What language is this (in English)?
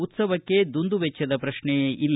Kannada